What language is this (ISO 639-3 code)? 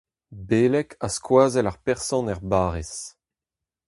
bre